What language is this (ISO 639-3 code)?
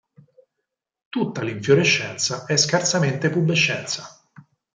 ita